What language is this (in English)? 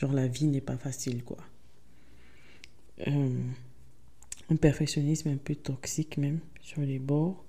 French